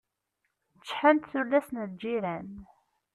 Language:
Kabyle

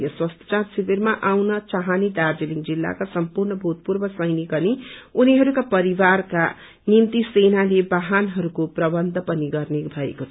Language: Nepali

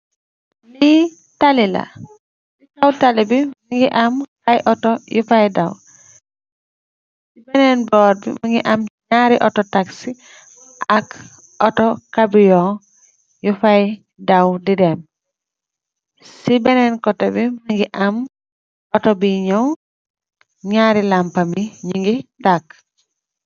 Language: Wolof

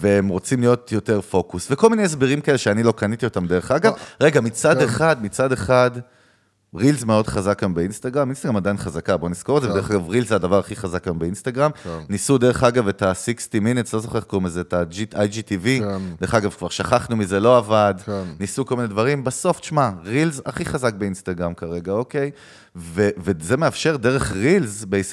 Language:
Hebrew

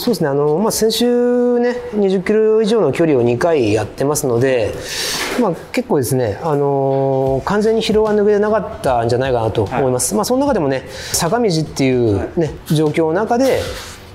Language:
Japanese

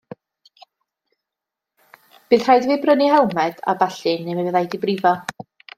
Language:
Welsh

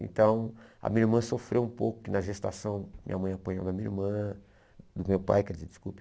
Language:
Portuguese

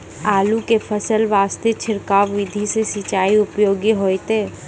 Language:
Maithili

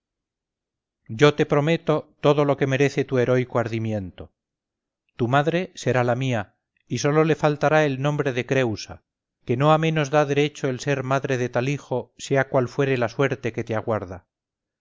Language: Spanish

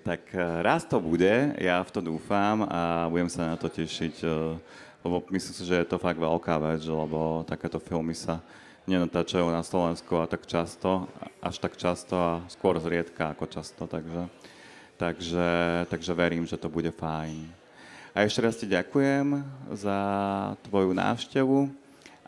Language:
Slovak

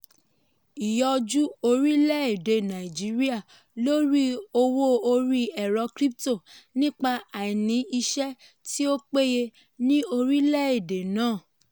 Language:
Yoruba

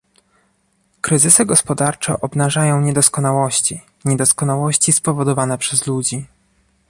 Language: Polish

